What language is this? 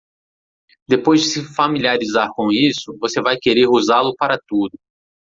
Portuguese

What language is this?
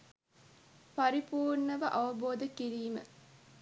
Sinhala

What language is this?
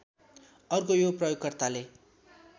Nepali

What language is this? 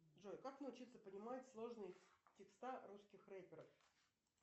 Russian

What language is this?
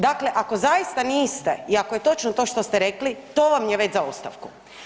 Croatian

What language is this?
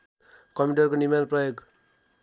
Nepali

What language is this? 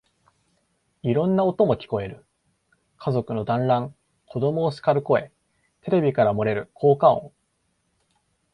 Japanese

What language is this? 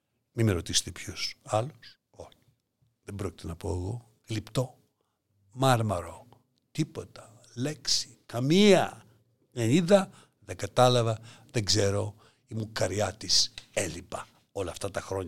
Greek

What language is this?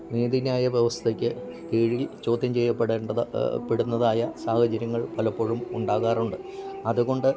Malayalam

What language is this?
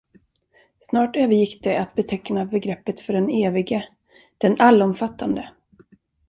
Swedish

